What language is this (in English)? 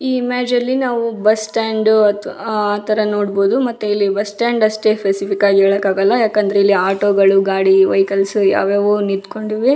Kannada